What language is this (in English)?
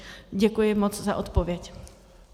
Czech